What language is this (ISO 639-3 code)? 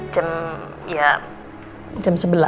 ind